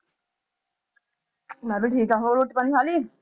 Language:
Punjabi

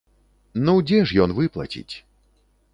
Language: Belarusian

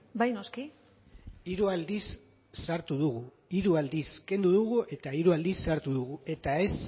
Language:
Basque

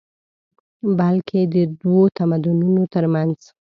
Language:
Pashto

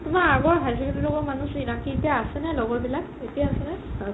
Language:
Assamese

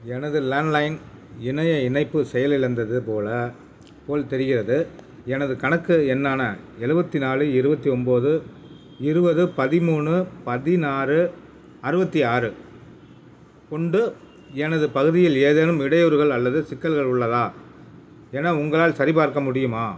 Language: Tamil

